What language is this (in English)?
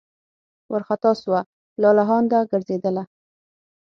Pashto